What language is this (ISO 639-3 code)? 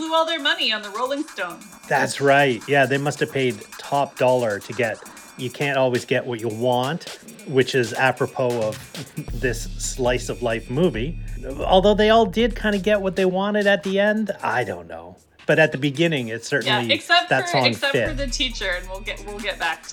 eng